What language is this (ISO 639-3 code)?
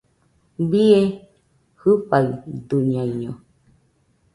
hux